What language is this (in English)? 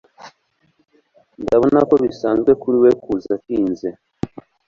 Kinyarwanda